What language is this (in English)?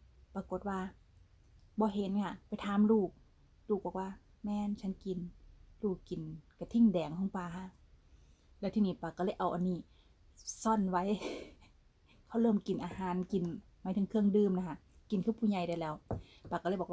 Thai